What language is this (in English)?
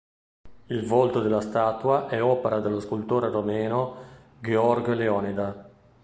Italian